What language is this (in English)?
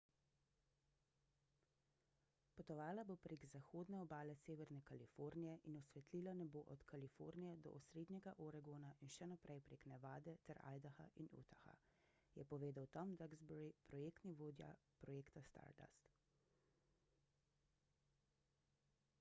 Slovenian